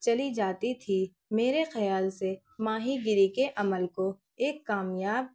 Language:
Urdu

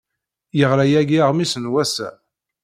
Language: Kabyle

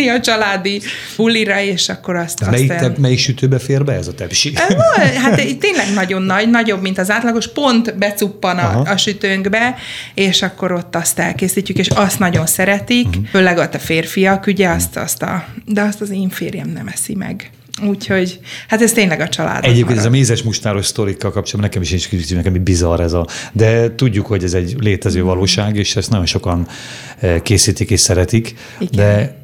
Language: Hungarian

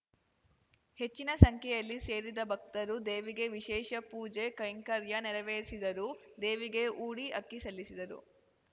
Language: Kannada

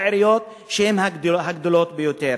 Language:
Hebrew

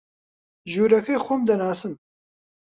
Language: Central Kurdish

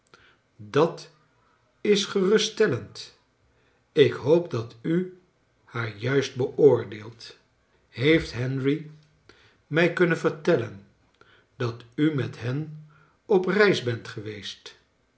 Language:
Dutch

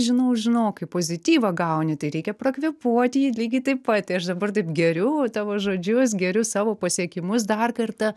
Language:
Lithuanian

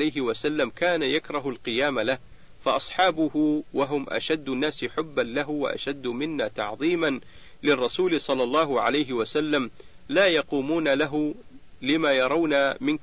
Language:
Arabic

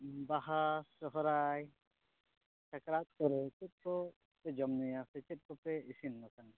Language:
Santali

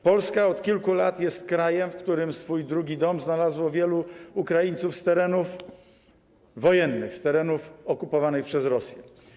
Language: Polish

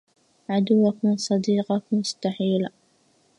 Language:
Arabic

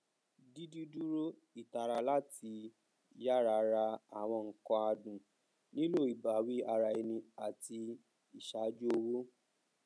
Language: Yoruba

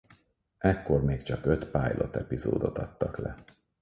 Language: Hungarian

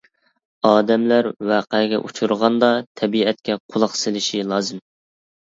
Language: Uyghur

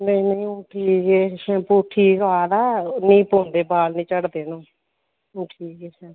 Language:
Dogri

